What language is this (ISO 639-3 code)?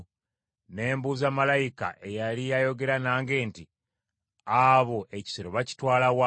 lug